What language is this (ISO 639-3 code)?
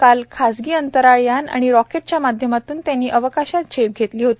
mar